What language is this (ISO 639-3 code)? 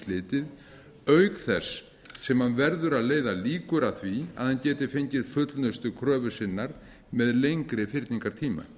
isl